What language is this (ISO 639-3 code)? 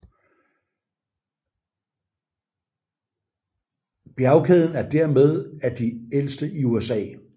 dan